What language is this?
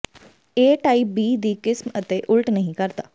Punjabi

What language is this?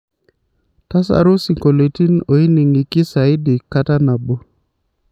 Masai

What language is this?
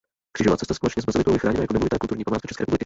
Czech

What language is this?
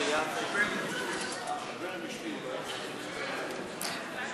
Hebrew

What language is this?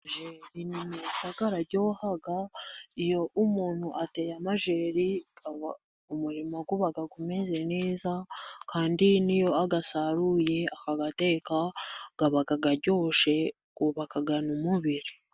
Kinyarwanda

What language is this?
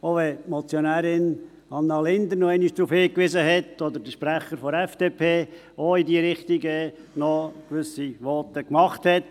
Swiss German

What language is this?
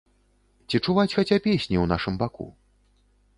Belarusian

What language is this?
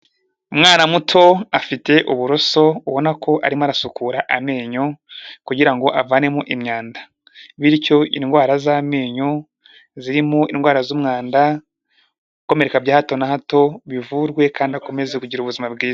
Kinyarwanda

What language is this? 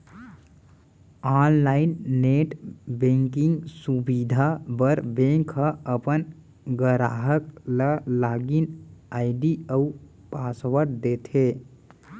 Chhattisgarhi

